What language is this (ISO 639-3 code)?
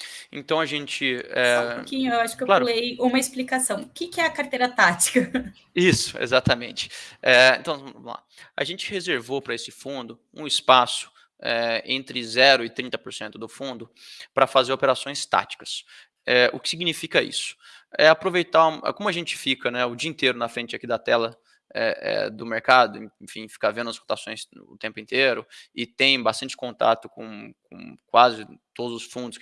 por